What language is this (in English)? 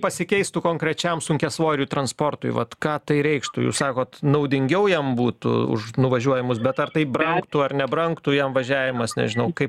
Lithuanian